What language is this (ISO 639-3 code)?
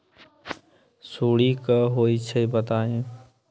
mag